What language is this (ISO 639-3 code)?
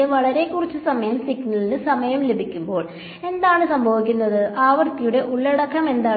mal